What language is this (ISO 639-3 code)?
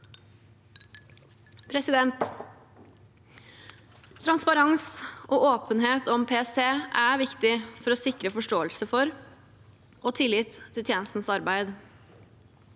nor